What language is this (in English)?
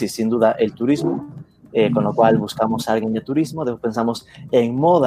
Spanish